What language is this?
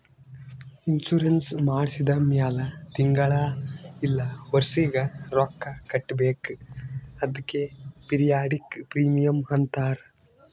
Kannada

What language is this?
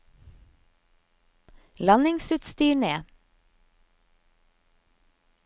Norwegian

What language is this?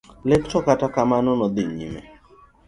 Luo (Kenya and Tanzania)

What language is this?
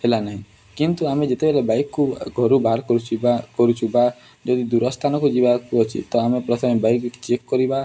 Odia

